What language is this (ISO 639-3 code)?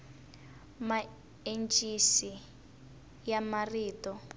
tso